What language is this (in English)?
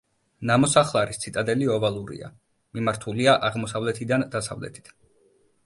Georgian